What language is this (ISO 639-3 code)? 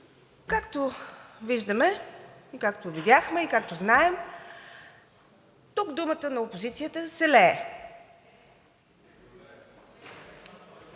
bul